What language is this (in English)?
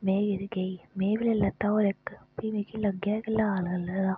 Dogri